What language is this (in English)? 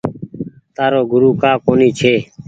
Goaria